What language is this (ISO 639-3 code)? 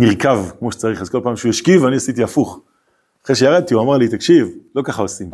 heb